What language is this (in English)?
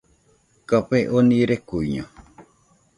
Nüpode Huitoto